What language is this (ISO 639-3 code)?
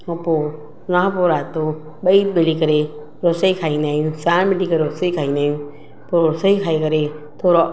snd